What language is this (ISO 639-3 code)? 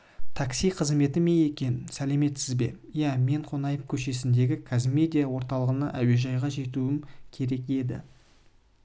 kaz